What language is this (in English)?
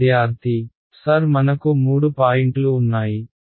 Telugu